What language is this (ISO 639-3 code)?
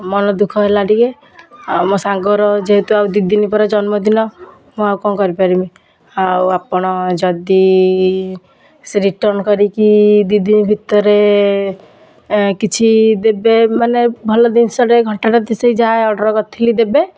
ori